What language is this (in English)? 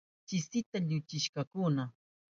Southern Pastaza Quechua